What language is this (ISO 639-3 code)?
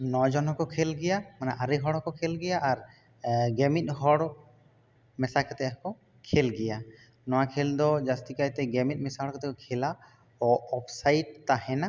sat